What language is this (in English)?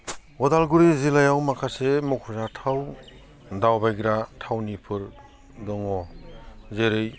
Bodo